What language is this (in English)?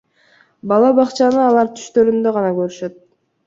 Kyrgyz